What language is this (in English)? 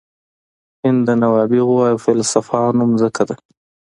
Pashto